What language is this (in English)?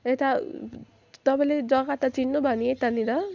Nepali